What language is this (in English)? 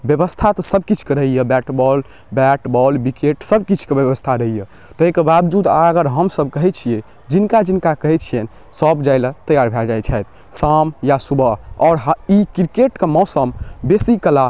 Maithili